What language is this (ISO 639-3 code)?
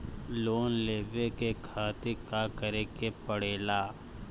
bho